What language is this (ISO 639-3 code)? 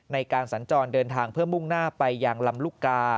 tha